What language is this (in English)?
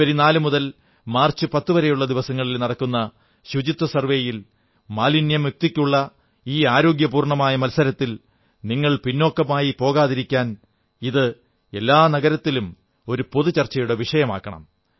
Malayalam